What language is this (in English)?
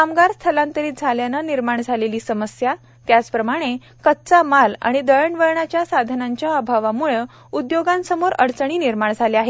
Marathi